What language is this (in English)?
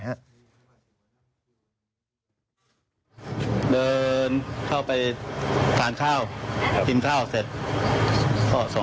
Thai